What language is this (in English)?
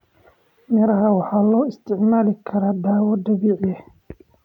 Somali